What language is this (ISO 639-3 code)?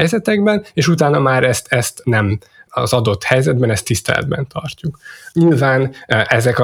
hun